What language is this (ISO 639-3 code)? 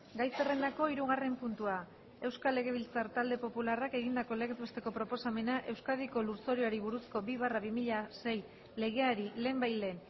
eus